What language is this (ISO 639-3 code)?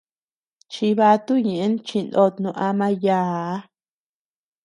cux